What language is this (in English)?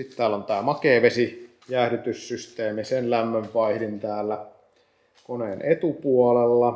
Finnish